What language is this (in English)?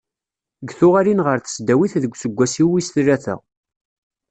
Kabyle